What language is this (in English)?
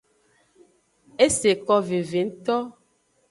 Aja (Benin)